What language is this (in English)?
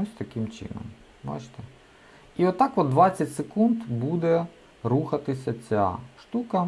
Ukrainian